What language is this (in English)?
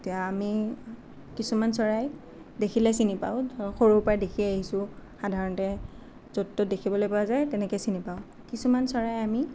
Assamese